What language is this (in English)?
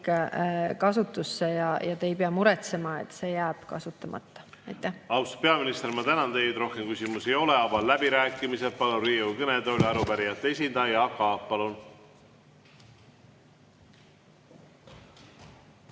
Estonian